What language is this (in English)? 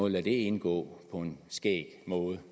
Danish